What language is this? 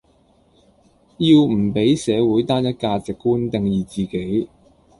Cantonese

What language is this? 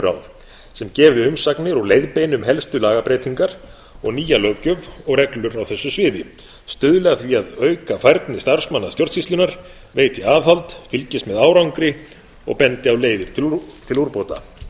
Icelandic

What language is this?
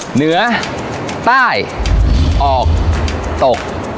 Thai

